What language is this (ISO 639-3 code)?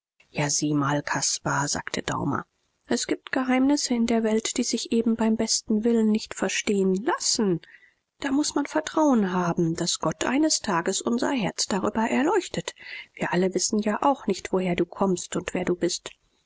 deu